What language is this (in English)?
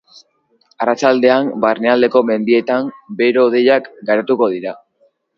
Basque